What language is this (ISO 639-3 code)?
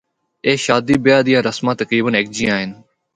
hno